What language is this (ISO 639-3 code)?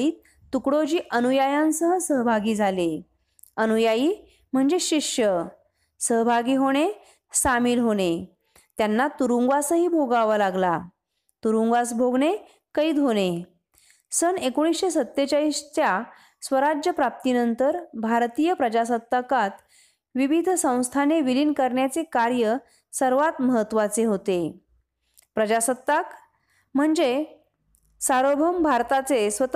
mar